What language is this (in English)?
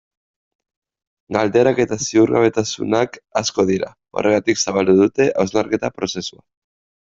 Basque